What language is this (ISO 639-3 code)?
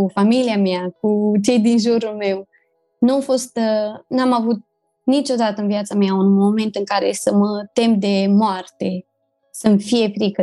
ron